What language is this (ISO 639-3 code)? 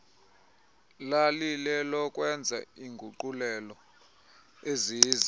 xho